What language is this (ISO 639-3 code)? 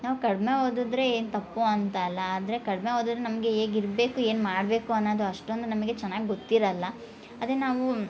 kan